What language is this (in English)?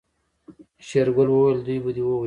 Pashto